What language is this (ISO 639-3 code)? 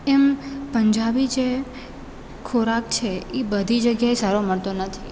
guj